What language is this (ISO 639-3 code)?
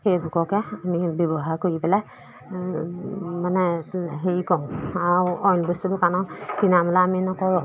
asm